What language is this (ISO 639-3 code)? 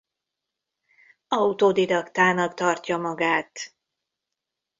hun